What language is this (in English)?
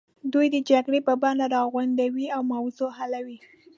Pashto